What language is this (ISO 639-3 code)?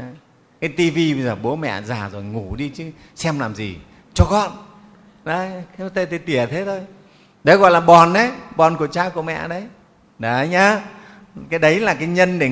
vie